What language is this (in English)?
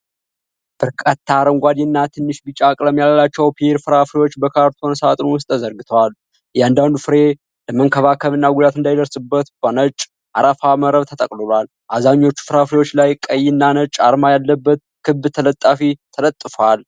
Amharic